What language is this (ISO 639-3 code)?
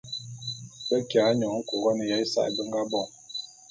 bum